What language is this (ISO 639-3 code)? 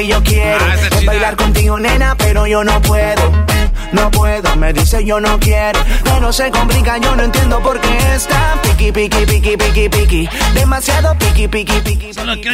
spa